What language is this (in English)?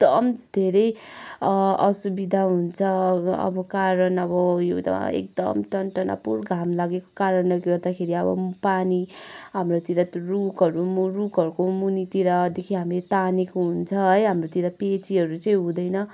Nepali